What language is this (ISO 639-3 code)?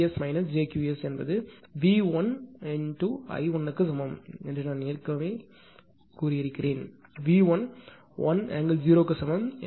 tam